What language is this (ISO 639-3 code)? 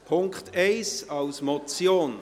gsw